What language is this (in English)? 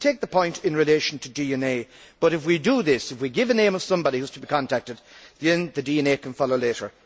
English